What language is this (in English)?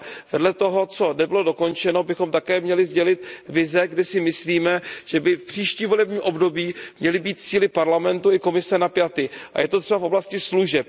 Czech